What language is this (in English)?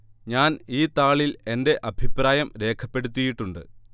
Malayalam